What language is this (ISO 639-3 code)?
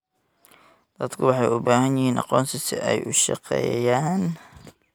som